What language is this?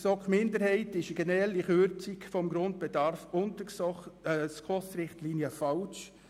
Swiss German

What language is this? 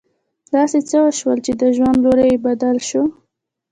Pashto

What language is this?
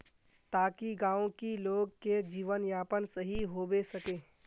Magahi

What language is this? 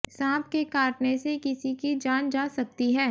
Hindi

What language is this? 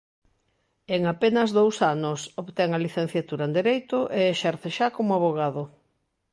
Galician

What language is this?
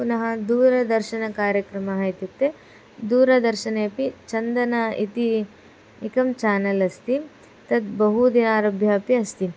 Sanskrit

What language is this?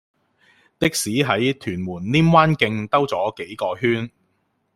Cantonese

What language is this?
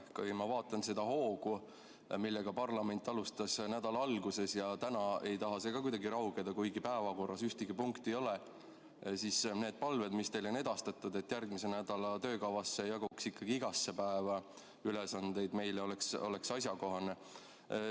Estonian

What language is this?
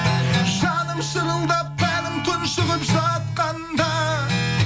Kazakh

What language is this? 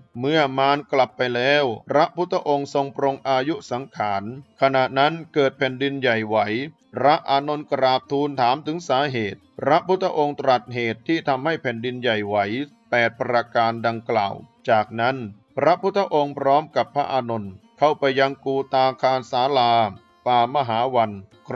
Thai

